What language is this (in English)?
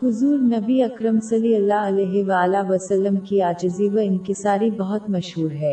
Urdu